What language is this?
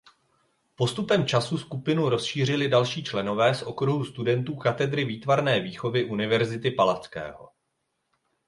Czech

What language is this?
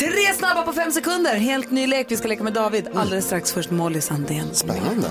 Swedish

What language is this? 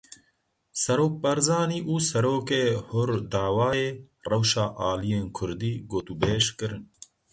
Kurdish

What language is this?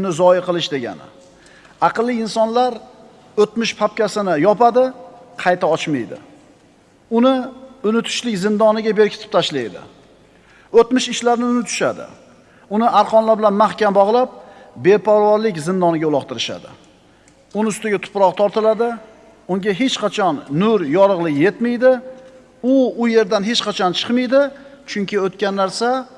Uzbek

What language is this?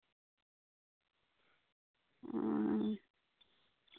Santali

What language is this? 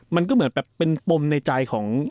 Thai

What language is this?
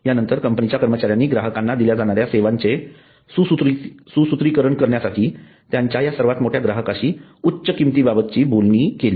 Marathi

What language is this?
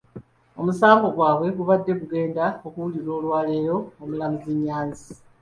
Ganda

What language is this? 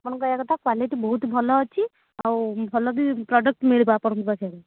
Odia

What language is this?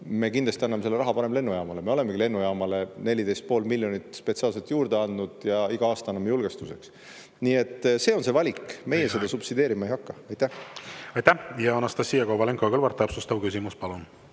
Estonian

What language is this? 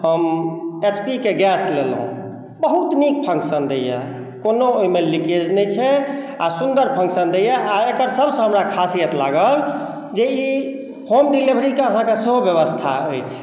Maithili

